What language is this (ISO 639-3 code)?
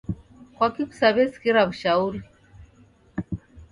dav